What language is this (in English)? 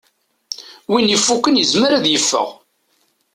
Kabyle